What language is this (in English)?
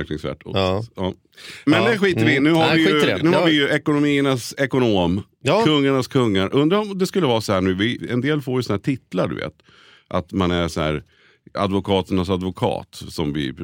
Swedish